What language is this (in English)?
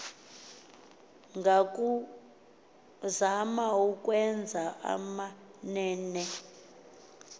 Xhosa